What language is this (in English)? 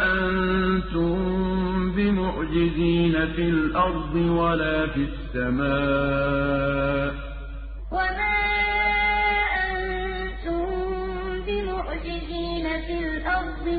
Arabic